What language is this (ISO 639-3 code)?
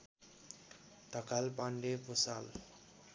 nep